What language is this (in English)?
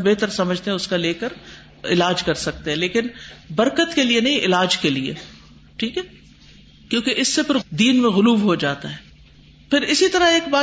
Urdu